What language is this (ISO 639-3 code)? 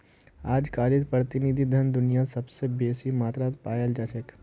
mag